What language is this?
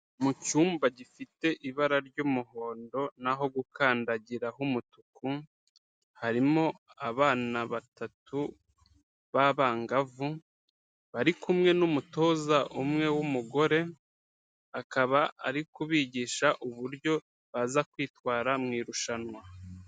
Kinyarwanda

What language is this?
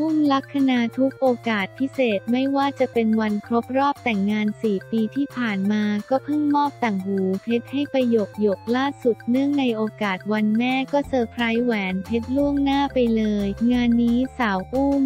Thai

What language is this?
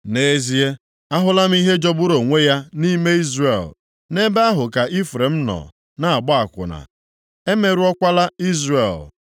Igbo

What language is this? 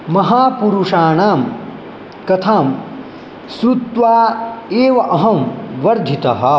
Sanskrit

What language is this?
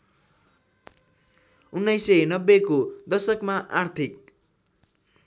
Nepali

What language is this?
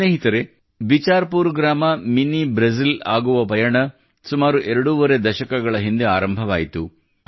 Kannada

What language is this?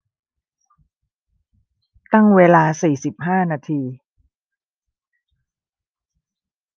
Thai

